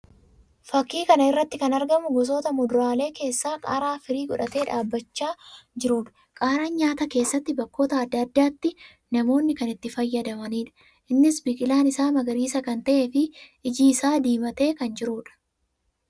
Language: Oromo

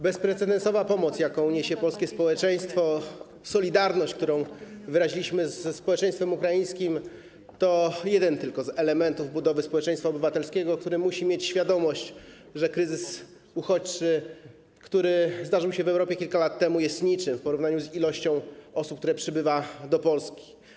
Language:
Polish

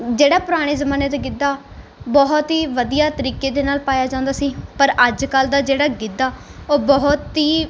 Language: Punjabi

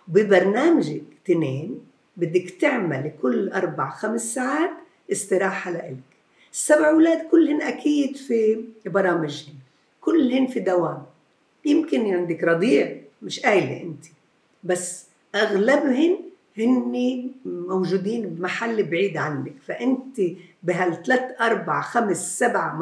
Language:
Arabic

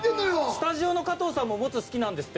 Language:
Japanese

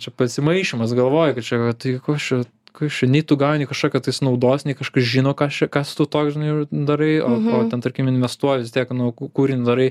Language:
Lithuanian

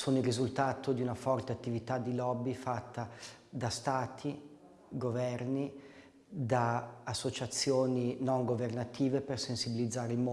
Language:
Italian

